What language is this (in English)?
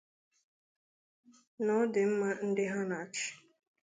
Igbo